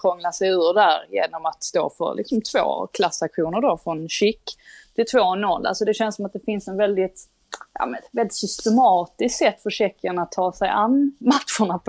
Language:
Swedish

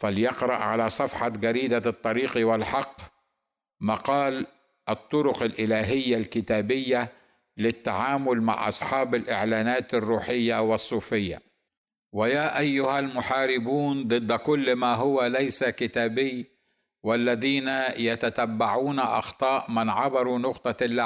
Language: Arabic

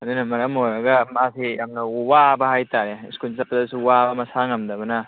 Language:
Manipuri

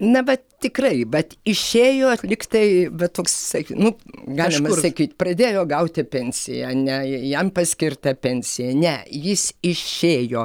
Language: Lithuanian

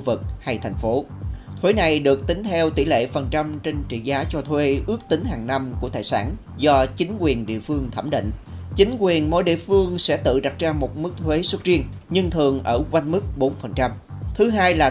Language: Vietnamese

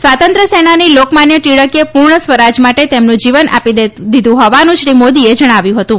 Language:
Gujarati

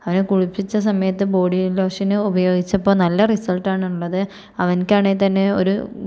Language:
Malayalam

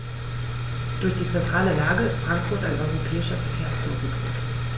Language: German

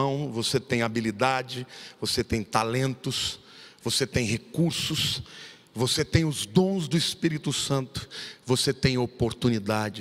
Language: Portuguese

